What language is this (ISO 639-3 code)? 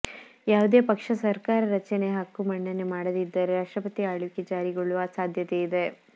kan